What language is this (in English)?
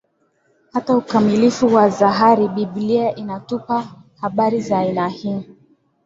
Swahili